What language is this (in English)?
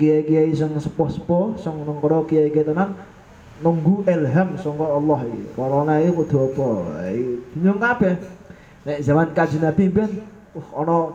Indonesian